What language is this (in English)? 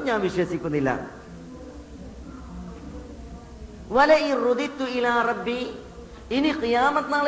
Malayalam